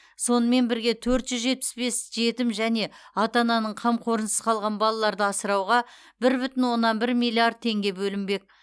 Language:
Kazakh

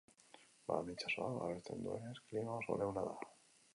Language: Basque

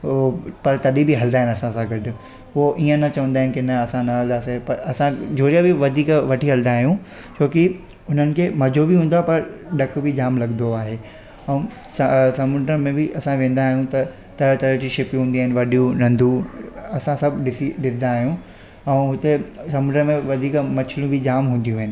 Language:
Sindhi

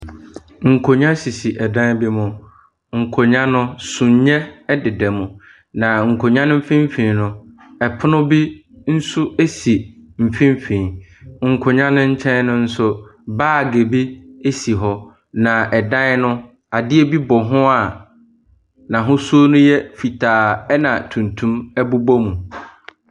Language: Akan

